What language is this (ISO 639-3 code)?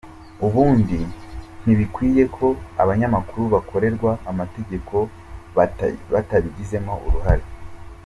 kin